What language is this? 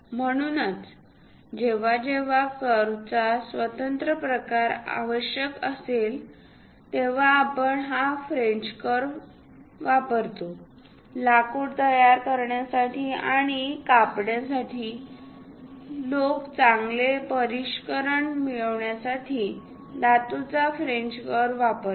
Marathi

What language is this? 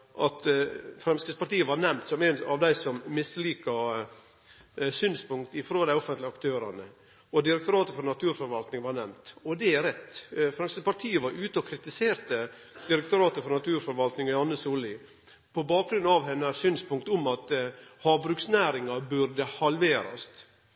Norwegian Nynorsk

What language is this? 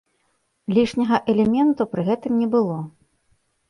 Belarusian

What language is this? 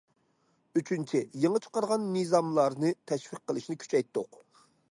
Uyghur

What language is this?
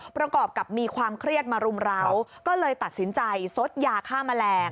Thai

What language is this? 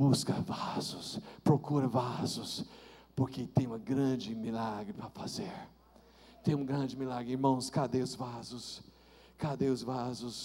Portuguese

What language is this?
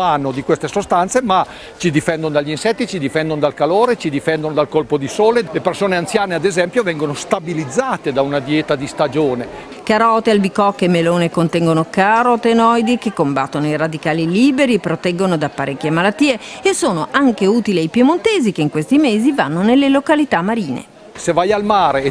Italian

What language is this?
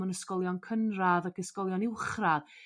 Welsh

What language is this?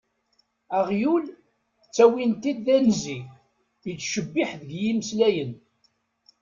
Kabyle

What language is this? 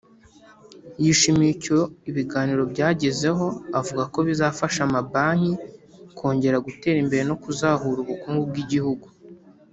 Kinyarwanda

